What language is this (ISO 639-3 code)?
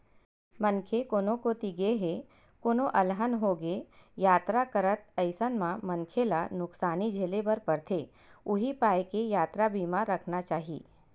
hne